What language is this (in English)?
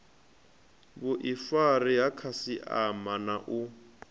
Venda